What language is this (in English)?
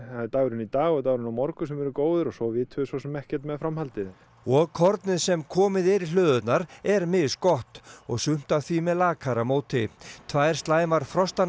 Icelandic